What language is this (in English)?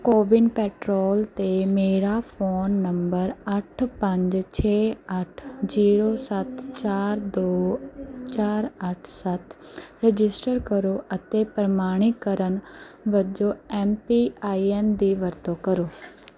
Punjabi